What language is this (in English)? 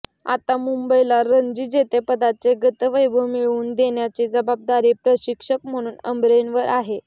Marathi